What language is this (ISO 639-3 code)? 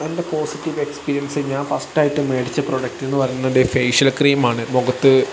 mal